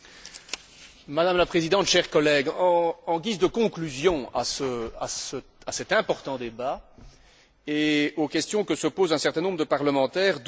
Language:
French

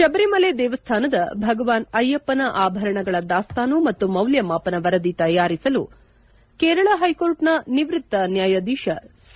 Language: Kannada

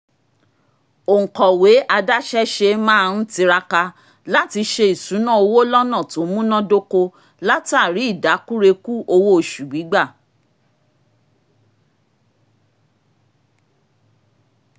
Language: Yoruba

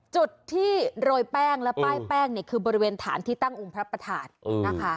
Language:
Thai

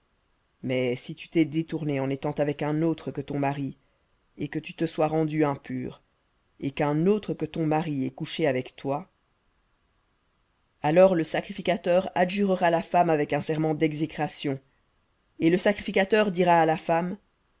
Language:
French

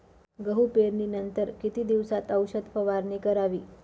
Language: Marathi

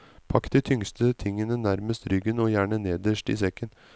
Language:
Norwegian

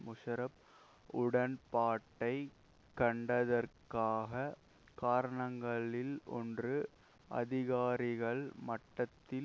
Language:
Tamil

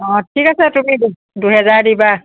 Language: Assamese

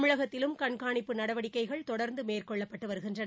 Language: Tamil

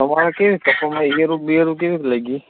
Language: Gujarati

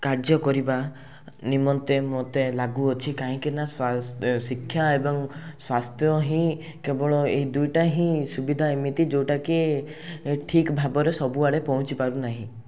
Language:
Odia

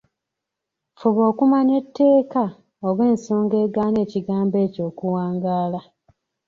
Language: Ganda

